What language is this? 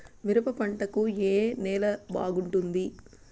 Telugu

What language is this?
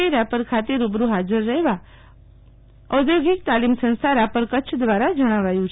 Gujarati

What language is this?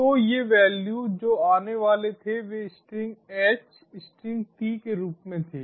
Hindi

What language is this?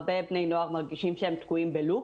Hebrew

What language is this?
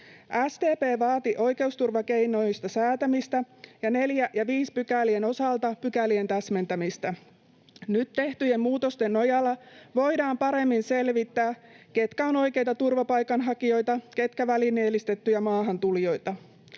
Finnish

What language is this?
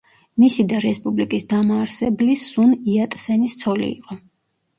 Georgian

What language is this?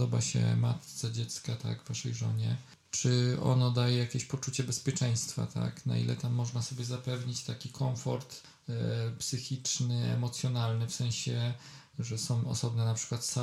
Polish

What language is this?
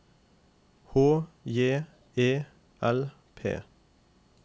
Norwegian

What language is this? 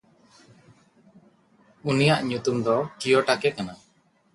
Santali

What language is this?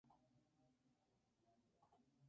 Spanish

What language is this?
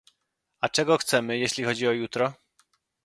Polish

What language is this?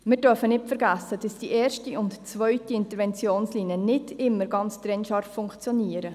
Swiss German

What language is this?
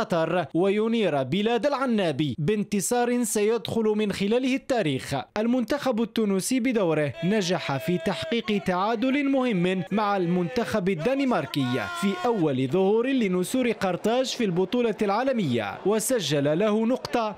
Arabic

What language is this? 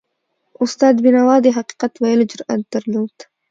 Pashto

